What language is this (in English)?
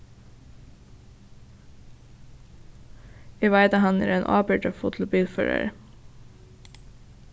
Faroese